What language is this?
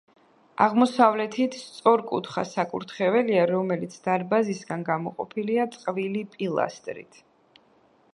Georgian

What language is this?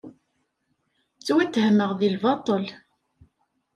Kabyle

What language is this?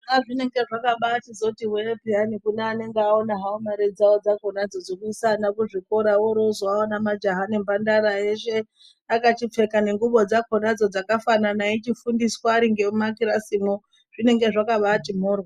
Ndau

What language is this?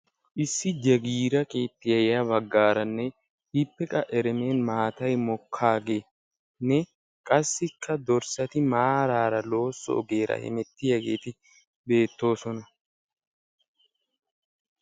Wolaytta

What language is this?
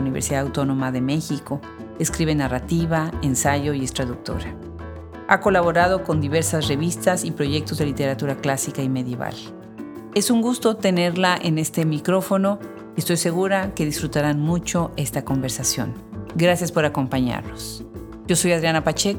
Spanish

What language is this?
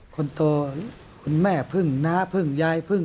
Thai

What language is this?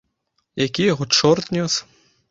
Belarusian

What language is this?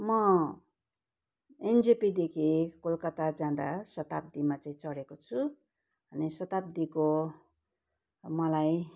Nepali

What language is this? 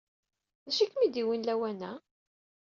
Kabyle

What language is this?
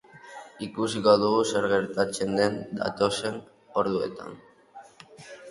Basque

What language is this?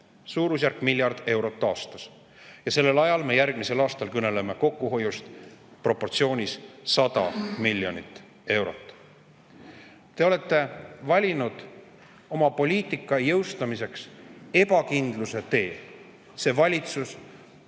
Estonian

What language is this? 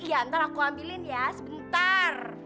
Indonesian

